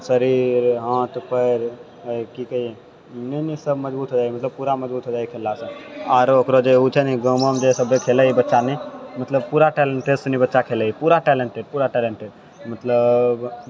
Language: Maithili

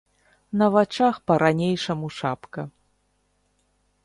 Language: Belarusian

